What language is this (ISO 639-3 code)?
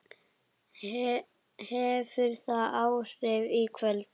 isl